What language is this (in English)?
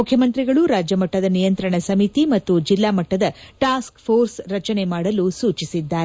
Kannada